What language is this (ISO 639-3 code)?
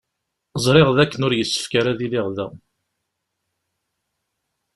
kab